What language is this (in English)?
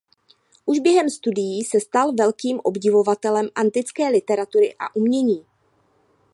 Czech